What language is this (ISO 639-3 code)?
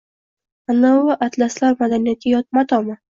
uzb